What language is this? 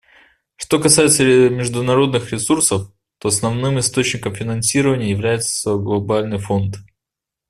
Russian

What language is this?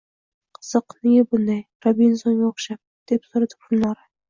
Uzbek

